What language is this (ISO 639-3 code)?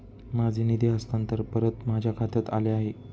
mar